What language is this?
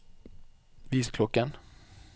Norwegian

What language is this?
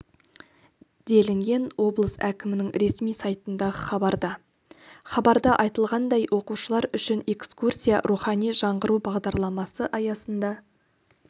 Kazakh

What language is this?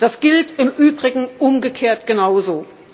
German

